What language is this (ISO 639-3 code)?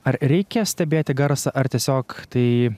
lit